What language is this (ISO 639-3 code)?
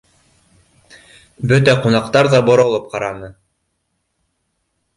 bak